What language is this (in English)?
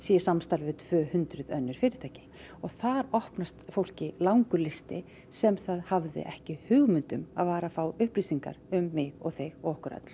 Icelandic